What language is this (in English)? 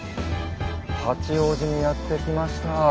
Japanese